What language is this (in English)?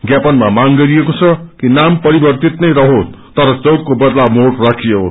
Nepali